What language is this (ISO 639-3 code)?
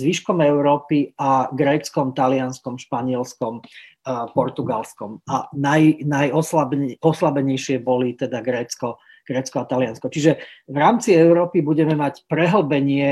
slk